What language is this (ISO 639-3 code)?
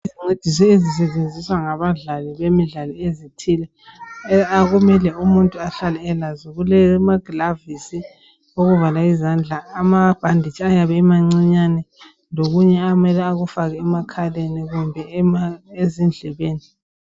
nde